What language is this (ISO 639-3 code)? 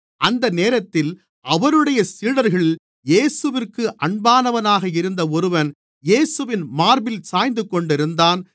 tam